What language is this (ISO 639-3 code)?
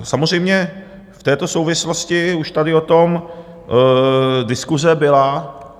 ces